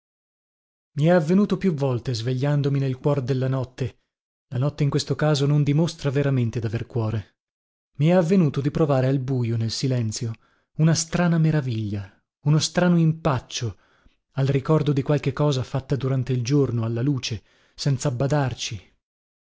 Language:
Italian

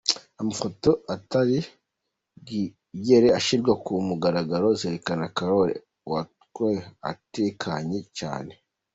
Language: Kinyarwanda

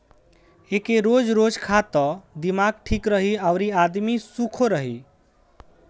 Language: Bhojpuri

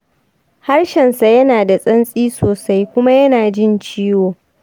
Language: Hausa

